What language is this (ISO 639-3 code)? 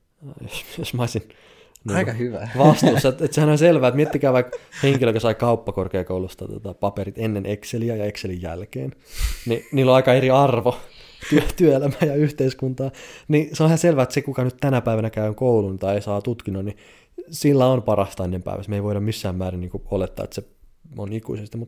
fin